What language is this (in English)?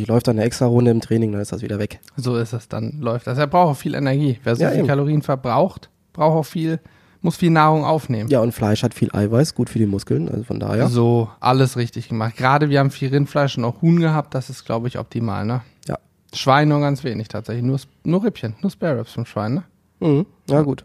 German